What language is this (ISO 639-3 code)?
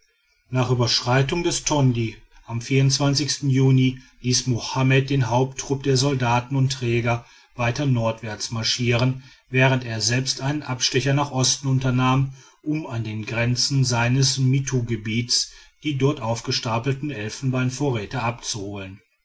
deu